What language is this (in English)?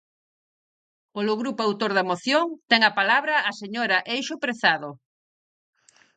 Galician